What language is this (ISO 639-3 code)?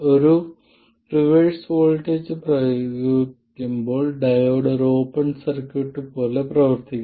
mal